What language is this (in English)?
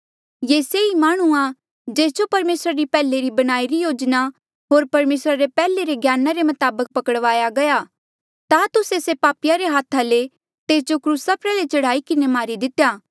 Mandeali